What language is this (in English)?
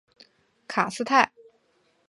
Chinese